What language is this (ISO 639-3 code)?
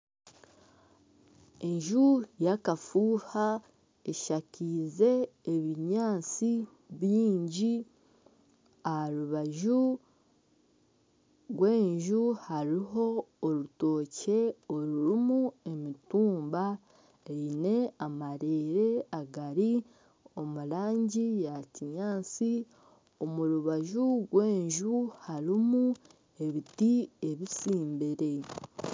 nyn